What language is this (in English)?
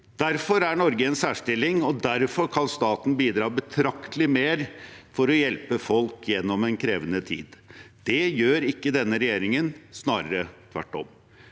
Norwegian